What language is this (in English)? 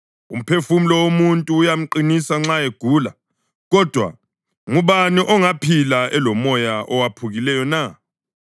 North Ndebele